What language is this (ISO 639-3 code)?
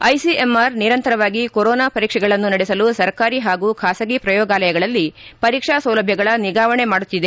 kan